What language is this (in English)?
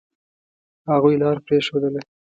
Pashto